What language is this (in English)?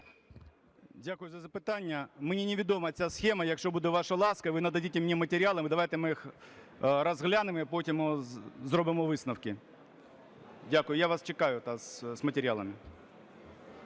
Ukrainian